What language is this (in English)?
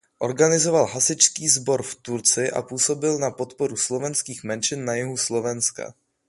Czech